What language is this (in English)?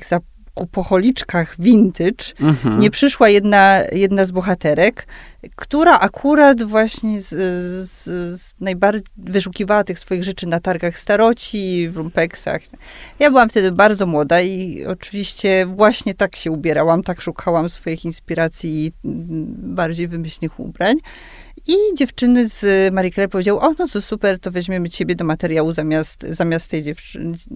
Polish